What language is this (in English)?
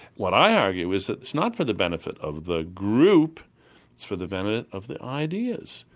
English